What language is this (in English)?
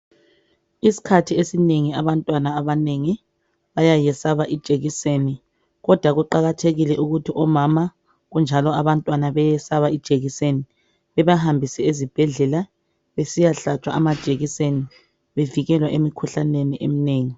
North Ndebele